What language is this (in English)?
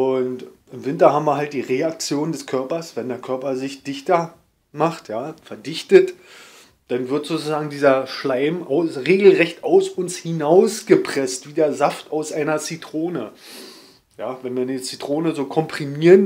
German